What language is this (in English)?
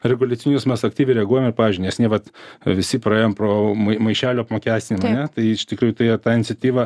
Lithuanian